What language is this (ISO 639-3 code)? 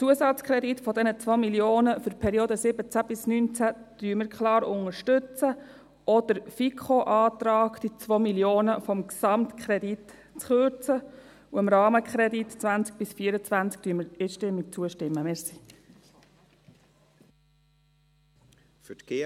gsw